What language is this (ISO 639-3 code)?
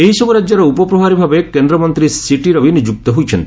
ori